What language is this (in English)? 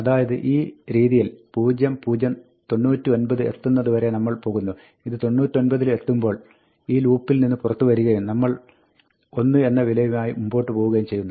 Malayalam